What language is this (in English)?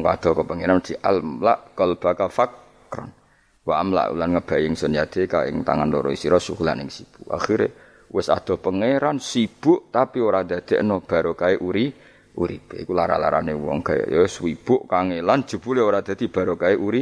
Malay